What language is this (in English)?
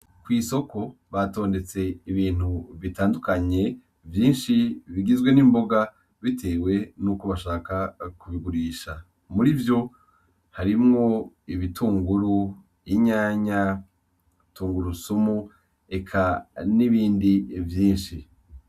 Rundi